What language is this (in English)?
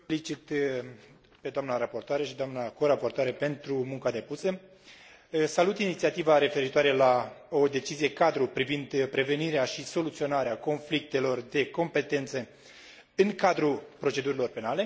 Romanian